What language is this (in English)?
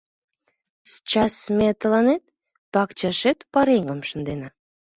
Mari